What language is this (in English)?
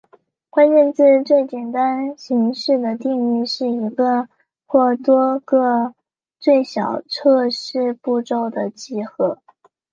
Chinese